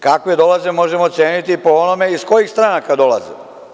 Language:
Serbian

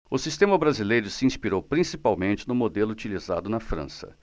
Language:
Portuguese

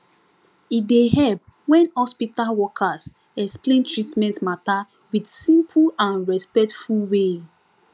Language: Nigerian Pidgin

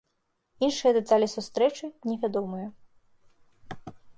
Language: Belarusian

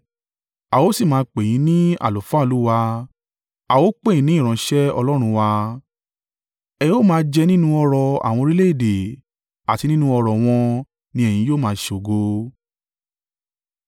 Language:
Yoruba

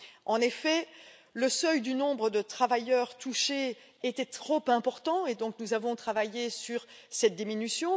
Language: French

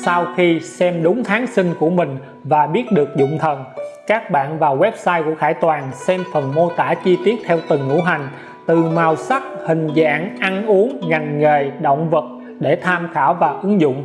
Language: Vietnamese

